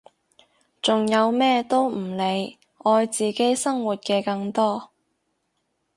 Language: Cantonese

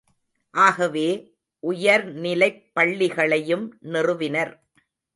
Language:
Tamil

